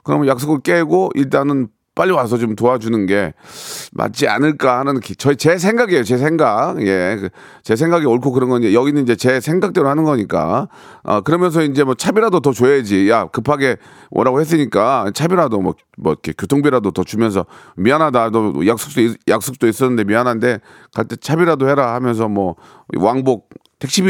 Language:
Korean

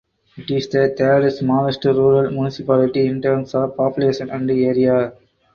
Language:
English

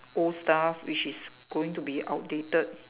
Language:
English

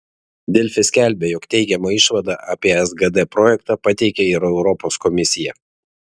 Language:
Lithuanian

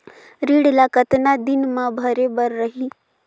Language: Chhattisgarhi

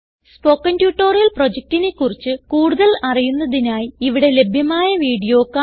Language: Malayalam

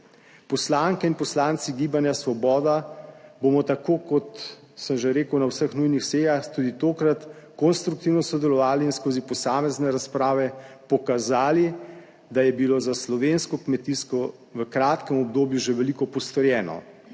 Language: Slovenian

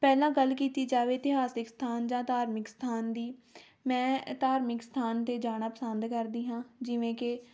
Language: Punjabi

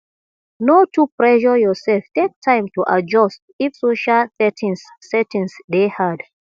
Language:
Nigerian Pidgin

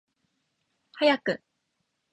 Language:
Japanese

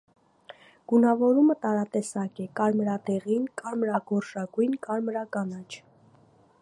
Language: Armenian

